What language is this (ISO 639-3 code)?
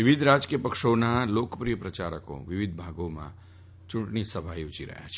guj